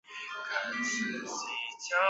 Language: Chinese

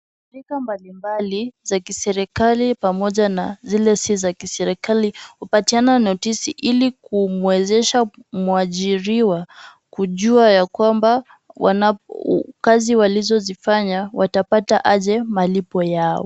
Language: Swahili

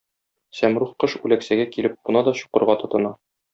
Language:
Tatar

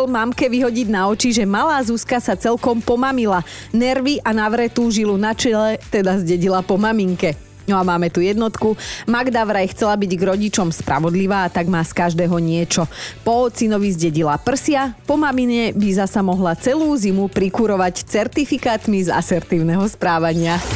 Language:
Slovak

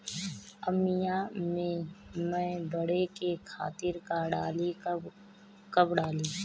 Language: Bhojpuri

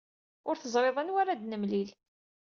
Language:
Kabyle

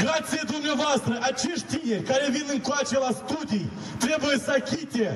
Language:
Romanian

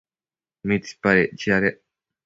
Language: Matsés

